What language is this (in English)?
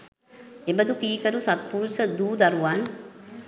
Sinhala